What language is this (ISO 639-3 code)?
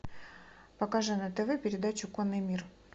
rus